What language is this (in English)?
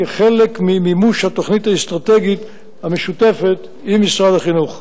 Hebrew